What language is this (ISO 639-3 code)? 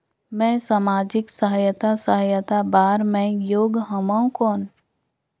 hne